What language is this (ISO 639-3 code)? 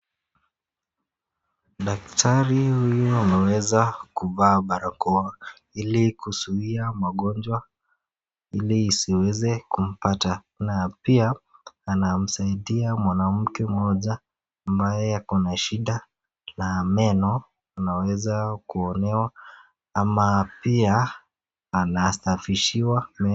swa